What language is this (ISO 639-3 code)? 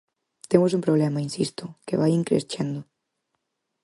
glg